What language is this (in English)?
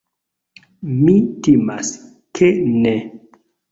Esperanto